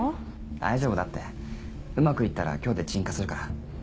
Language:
Japanese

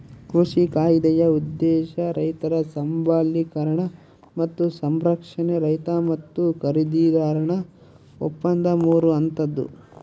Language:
Kannada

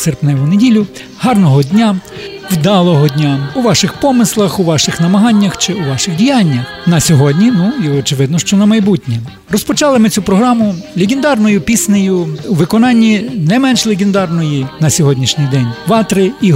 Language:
Ukrainian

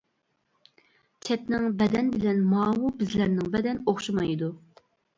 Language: Uyghur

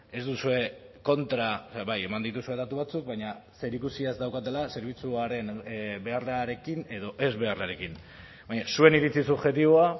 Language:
Basque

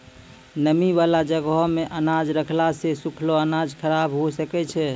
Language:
Maithili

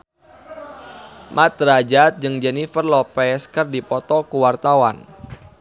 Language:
Sundanese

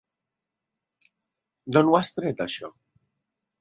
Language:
Catalan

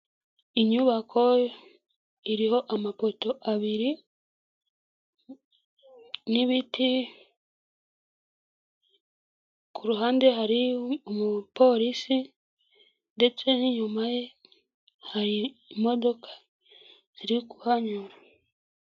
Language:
Kinyarwanda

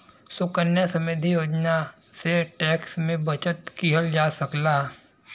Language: Bhojpuri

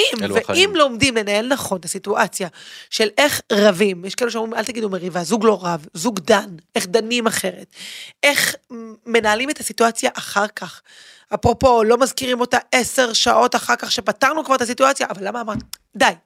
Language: Hebrew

